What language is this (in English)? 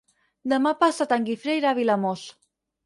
Catalan